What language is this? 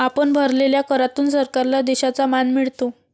Marathi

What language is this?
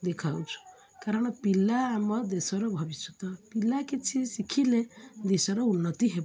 Odia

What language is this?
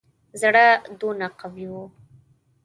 Pashto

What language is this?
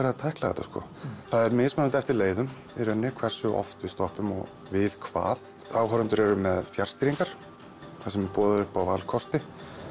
Icelandic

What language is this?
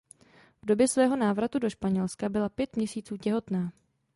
Czech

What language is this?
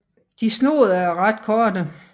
Danish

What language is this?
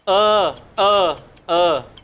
Thai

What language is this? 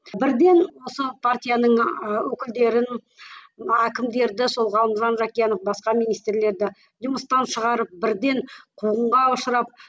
Kazakh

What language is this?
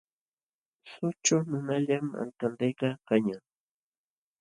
Jauja Wanca Quechua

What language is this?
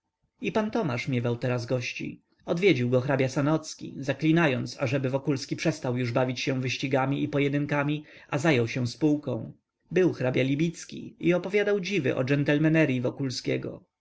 Polish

